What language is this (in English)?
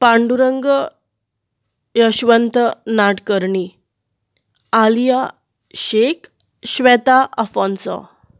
Konkani